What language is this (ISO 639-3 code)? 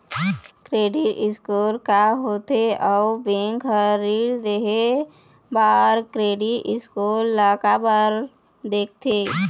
hne